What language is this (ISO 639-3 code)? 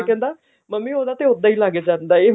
pan